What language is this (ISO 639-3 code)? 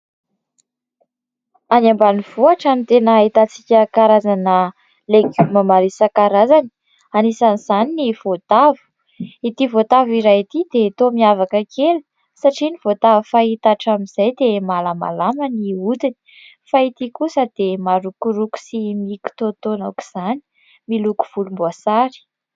mlg